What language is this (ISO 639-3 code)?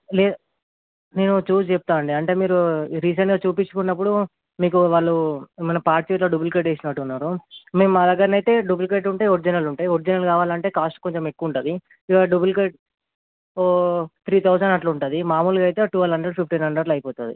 tel